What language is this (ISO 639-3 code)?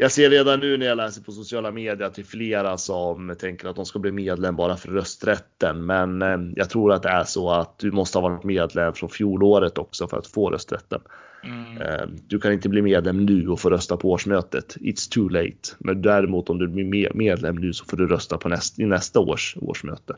swe